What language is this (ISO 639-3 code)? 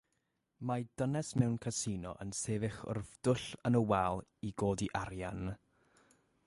cym